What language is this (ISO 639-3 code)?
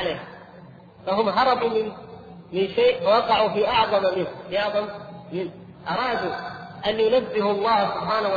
ara